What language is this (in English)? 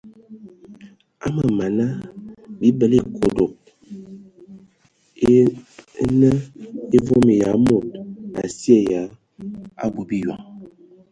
Ewondo